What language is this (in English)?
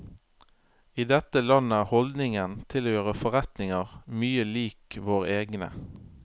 Norwegian